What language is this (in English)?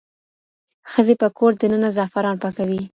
Pashto